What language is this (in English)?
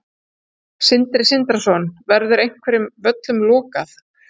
Icelandic